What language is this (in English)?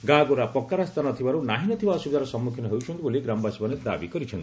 Odia